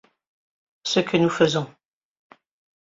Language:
French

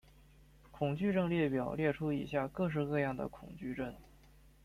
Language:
Chinese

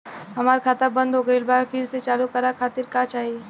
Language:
Bhojpuri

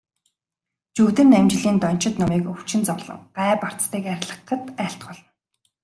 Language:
Mongolian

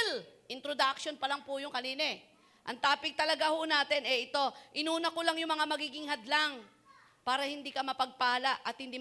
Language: Filipino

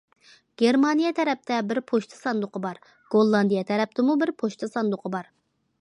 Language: Uyghur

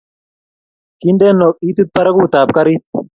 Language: Kalenjin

